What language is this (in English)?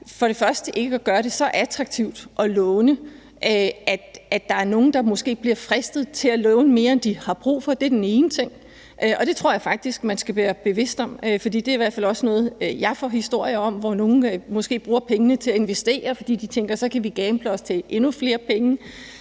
Danish